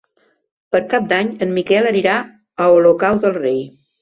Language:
Catalan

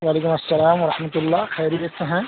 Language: Urdu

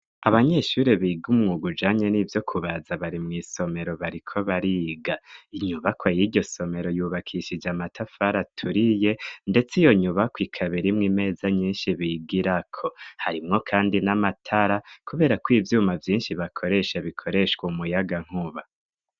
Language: Rundi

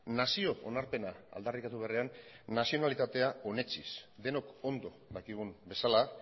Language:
Basque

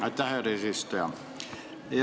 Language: Estonian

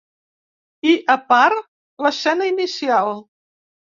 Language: Catalan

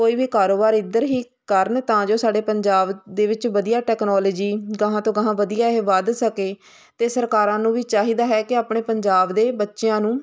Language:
Punjabi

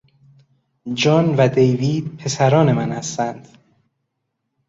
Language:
Persian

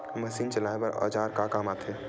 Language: Chhattisgarhi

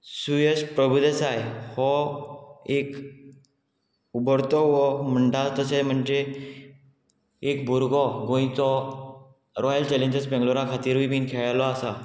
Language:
Konkani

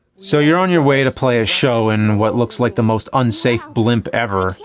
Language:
English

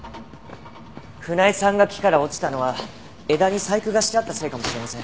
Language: Japanese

